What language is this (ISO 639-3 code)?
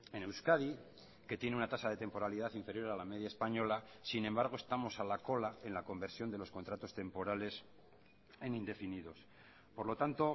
spa